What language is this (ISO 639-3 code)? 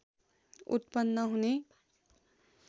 nep